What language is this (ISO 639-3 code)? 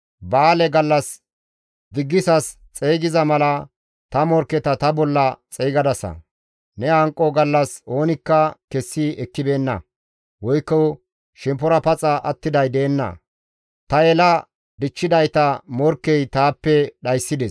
gmv